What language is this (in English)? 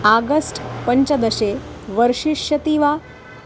Sanskrit